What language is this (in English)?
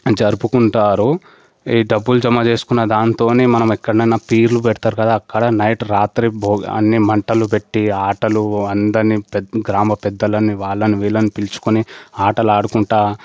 Telugu